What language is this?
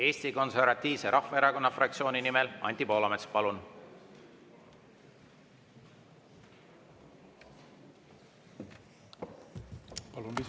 Estonian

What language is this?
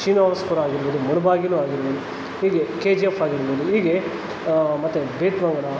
Kannada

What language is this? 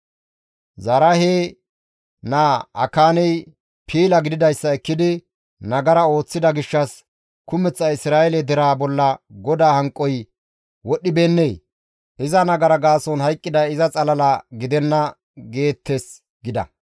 Gamo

